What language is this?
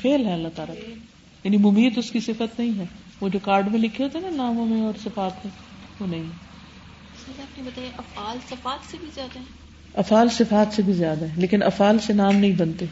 Urdu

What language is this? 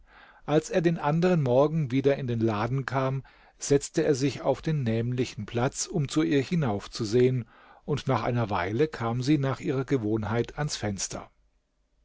German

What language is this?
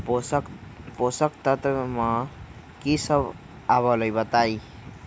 Magahi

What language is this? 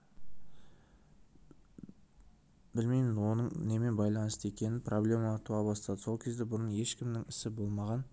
Kazakh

